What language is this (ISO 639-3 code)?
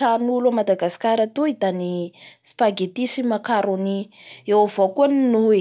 bhr